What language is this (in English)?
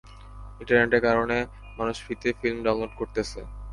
Bangla